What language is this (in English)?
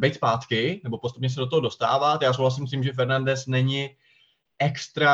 Czech